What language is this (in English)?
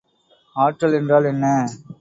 Tamil